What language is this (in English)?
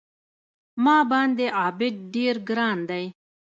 Pashto